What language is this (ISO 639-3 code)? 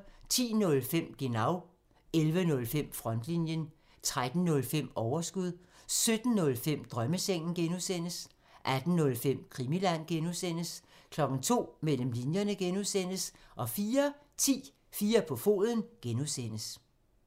dan